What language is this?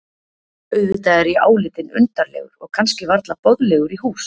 Icelandic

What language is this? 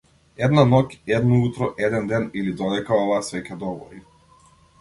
Macedonian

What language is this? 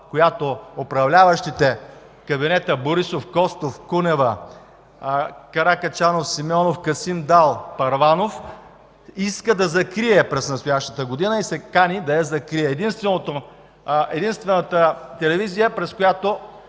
Bulgarian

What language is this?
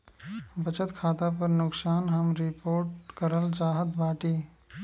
Bhojpuri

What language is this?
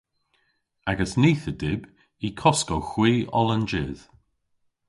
Cornish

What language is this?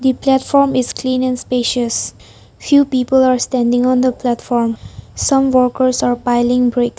English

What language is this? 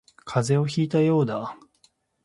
Japanese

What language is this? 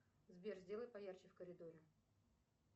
Russian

